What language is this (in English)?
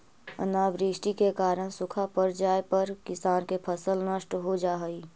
Magahi